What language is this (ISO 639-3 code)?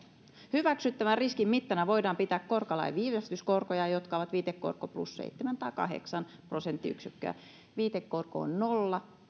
fin